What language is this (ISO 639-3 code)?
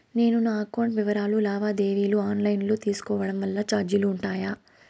tel